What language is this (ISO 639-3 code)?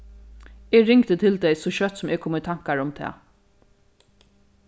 fao